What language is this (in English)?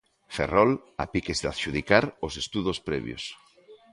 Galician